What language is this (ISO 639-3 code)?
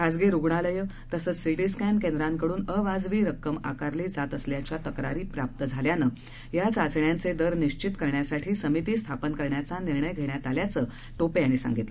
mar